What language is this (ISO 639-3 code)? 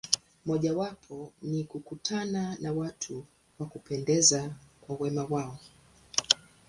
swa